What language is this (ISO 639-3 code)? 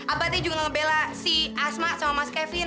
ind